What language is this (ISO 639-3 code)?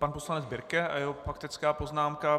ces